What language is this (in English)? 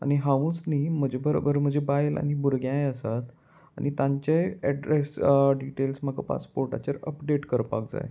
Konkani